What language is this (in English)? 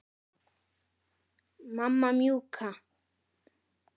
Icelandic